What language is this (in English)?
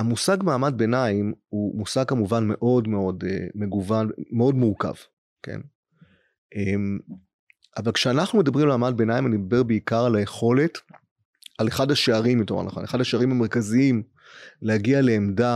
Hebrew